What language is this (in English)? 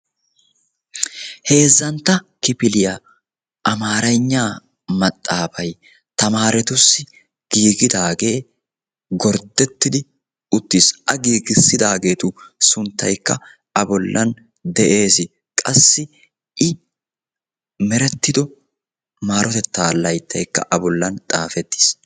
Wolaytta